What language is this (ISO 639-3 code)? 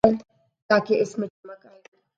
urd